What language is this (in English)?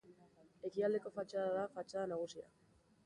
Basque